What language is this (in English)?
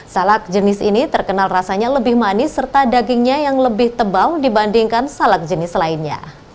Indonesian